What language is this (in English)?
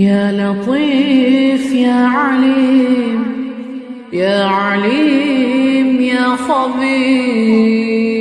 Arabic